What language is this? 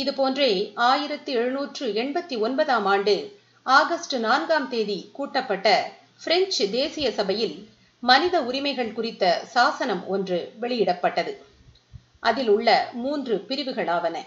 Tamil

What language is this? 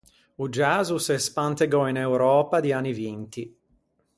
Ligurian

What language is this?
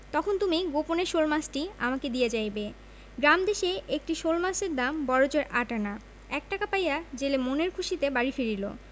Bangla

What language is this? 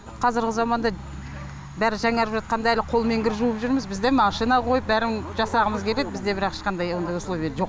Kazakh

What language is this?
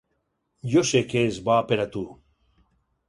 Catalan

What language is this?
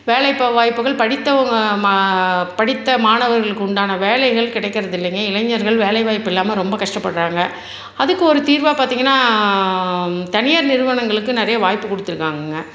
Tamil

